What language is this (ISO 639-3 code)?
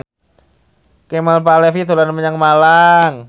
jav